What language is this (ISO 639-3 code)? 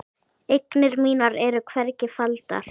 isl